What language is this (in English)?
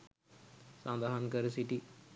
Sinhala